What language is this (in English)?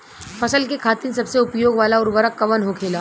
Bhojpuri